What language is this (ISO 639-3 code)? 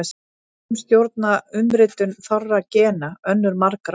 isl